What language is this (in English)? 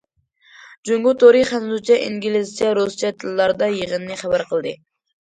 Uyghur